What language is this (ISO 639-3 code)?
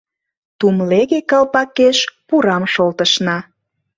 chm